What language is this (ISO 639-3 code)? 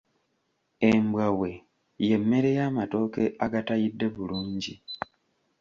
lug